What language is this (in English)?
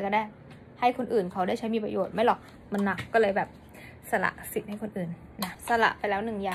Thai